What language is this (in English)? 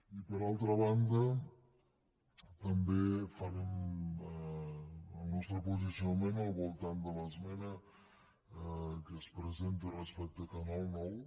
Catalan